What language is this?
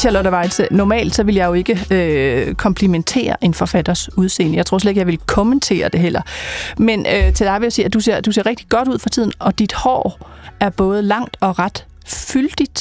Danish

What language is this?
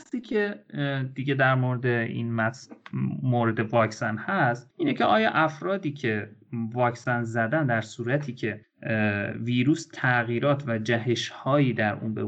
Persian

